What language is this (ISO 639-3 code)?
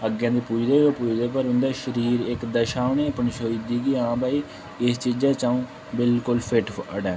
doi